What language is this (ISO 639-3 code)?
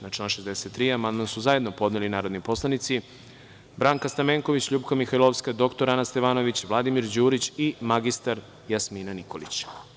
srp